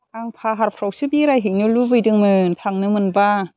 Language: Bodo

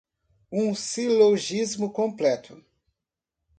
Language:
Portuguese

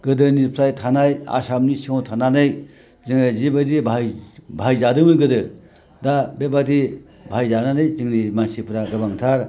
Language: Bodo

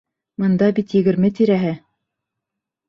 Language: Bashkir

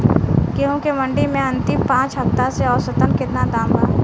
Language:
Bhojpuri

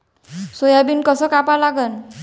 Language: Marathi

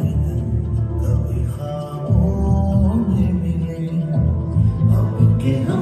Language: Arabic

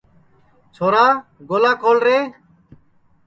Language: Sansi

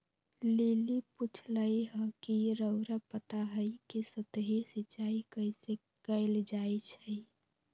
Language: Magahi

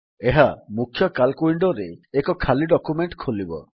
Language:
Odia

